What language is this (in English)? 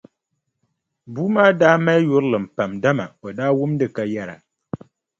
Dagbani